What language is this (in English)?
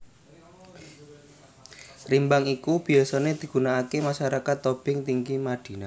Javanese